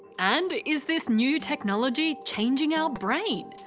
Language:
English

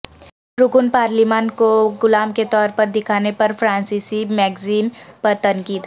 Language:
Urdu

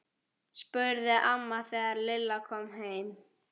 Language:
Icelandic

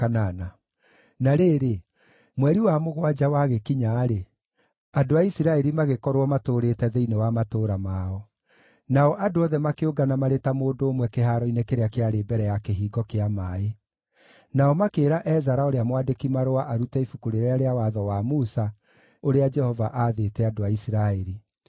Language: Kikuyu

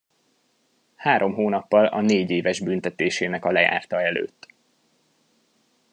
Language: Hungarian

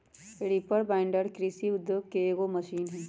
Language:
Magahi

